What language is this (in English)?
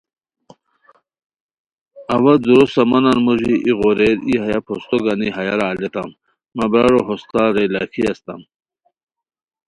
Khowar